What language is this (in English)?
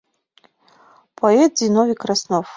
Mari